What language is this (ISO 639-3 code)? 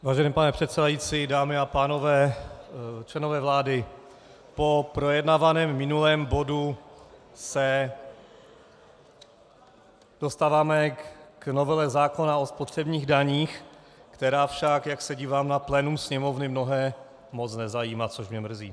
ces